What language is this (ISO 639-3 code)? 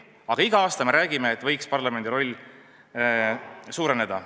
est